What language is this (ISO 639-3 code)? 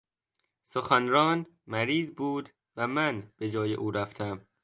fas